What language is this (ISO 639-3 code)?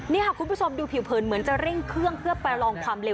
tha